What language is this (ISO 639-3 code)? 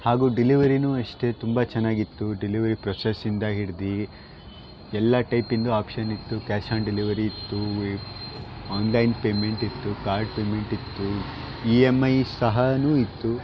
kan